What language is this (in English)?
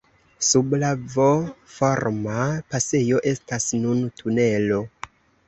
Esperanto